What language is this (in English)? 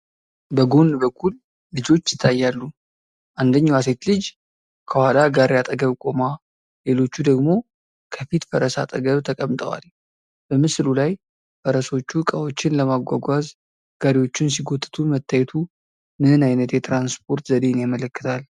Amharic